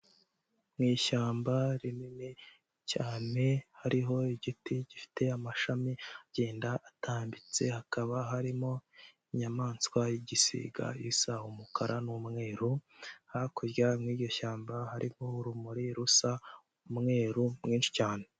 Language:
Kinyarwanda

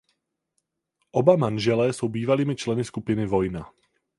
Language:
Czech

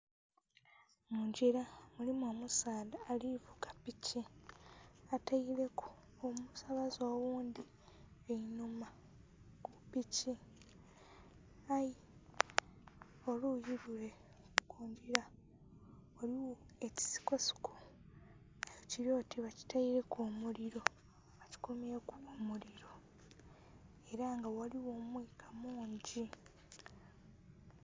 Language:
Soga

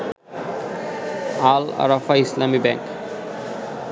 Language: Bangla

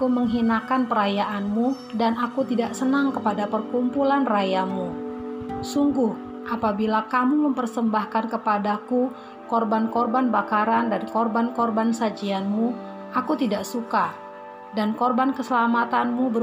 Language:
Indonesian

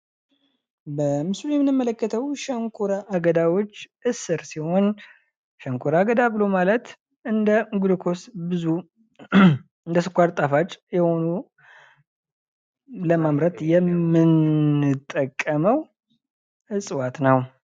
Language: Amharic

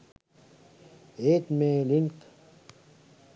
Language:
Sinhala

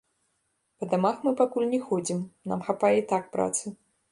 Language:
Belarusian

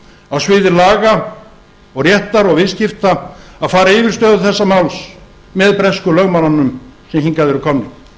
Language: Icelandic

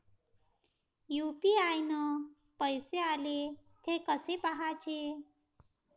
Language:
Marathi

